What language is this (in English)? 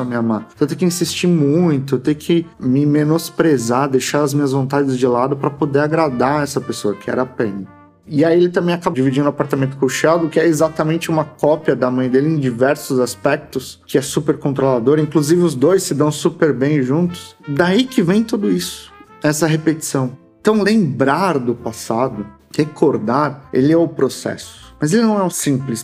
Portuguese